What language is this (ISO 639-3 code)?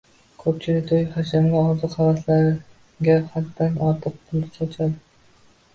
uzb